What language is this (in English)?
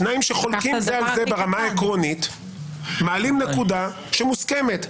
Hebrew